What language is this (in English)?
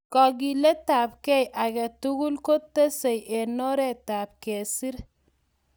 Kalenjin